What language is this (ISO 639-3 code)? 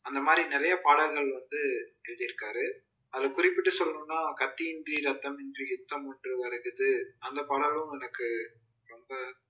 tam